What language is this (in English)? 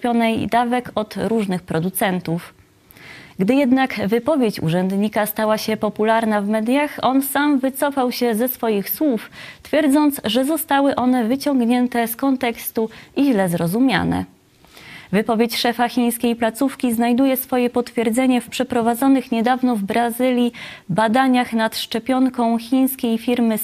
Polish